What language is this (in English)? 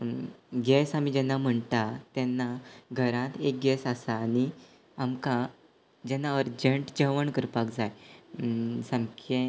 Konkani